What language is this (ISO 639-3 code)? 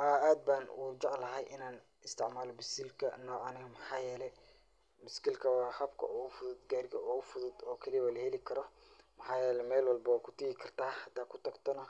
som